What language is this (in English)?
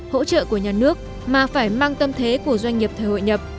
Vietnamese